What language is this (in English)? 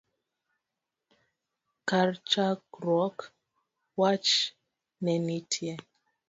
Luo (Kenya and Tanzania)